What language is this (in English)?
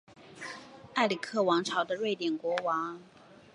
Chinese